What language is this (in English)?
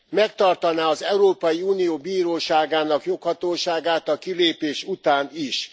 Hungarian